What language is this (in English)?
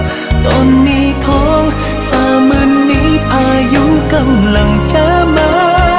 Vietnamese